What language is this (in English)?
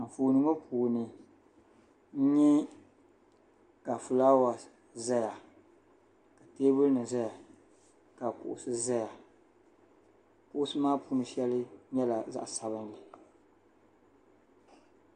Dagbani